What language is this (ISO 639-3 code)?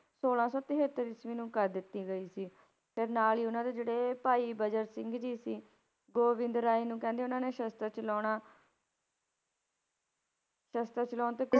pan